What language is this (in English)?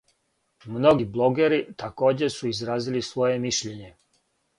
Serbian